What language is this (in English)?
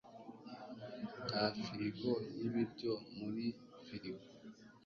Kinyarwanda